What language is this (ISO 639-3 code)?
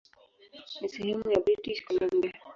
swa